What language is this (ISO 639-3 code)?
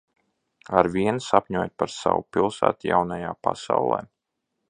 lav